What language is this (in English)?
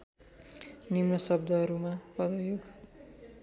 Nepali